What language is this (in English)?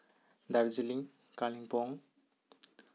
Santali